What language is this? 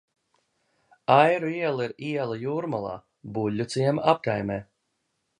Latvian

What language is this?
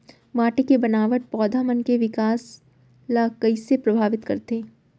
Chhattisgarhi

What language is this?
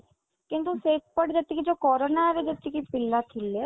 Odia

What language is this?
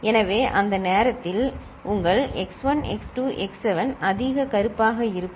Tamil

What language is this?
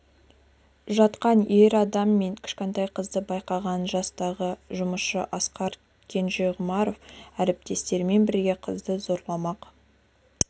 Kazakh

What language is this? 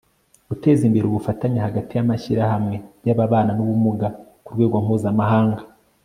Kinyarwanda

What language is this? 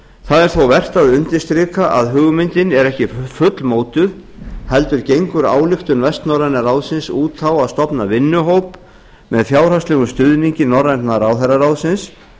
Icelandic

